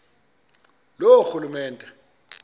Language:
Xhosa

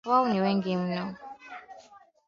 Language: Swahili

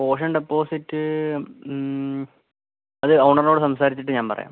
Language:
Malayalam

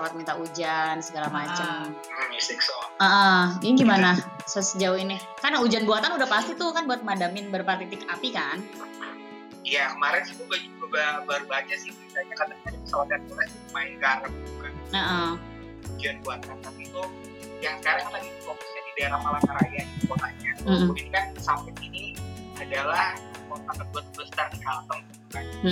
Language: Indonesian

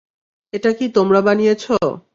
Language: Bangla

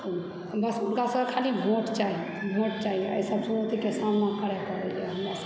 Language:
Maithili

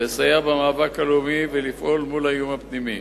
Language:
Hebrew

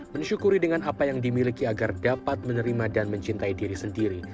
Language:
Indonesian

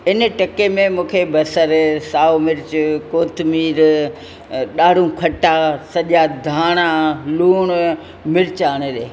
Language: Sindhi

